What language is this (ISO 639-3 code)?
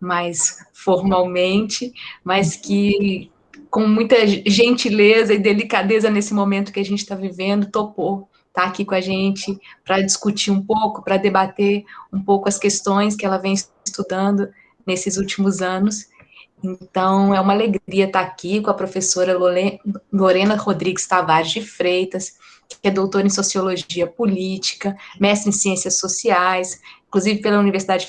por